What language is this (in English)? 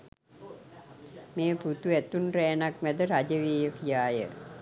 Sinhala